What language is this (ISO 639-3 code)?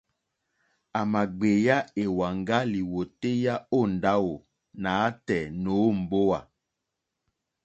bri